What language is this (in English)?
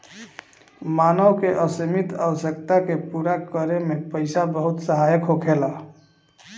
Bhojpuri